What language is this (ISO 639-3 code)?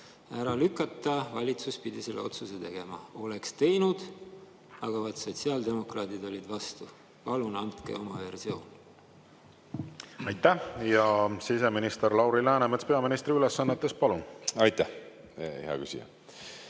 est